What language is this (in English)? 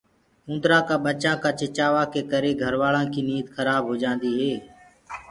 Gurgula